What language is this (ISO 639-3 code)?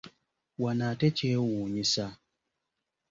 lug